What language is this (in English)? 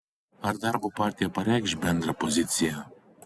Lithuanian